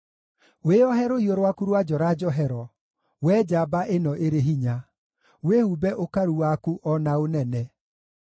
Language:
Kikuyu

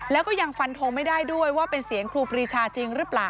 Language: Thai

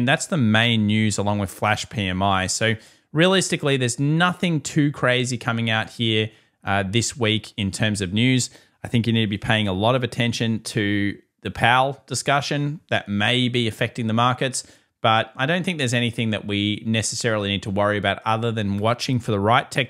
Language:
English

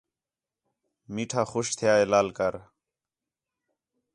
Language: Khetrani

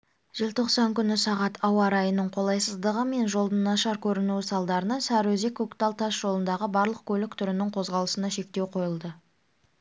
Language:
Kazakh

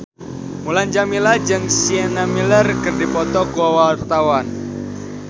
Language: Sundanese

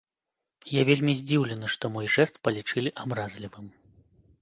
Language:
Belarusian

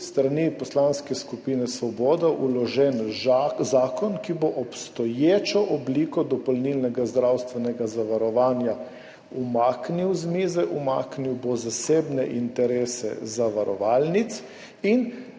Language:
Slovenian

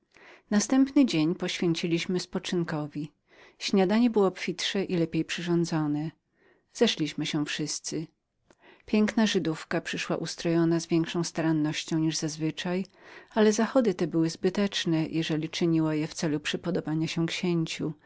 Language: Polish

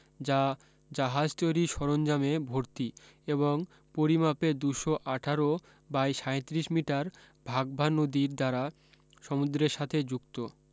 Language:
Bangla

